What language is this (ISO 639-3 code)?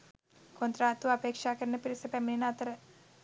sin